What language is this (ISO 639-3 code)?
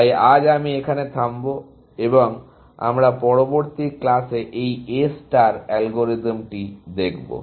ben